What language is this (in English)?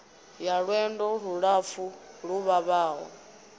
Venda